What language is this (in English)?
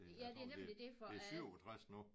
Danish